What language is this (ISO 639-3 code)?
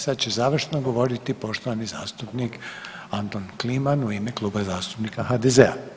hrv